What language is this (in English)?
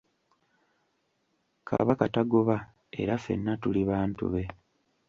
Ganda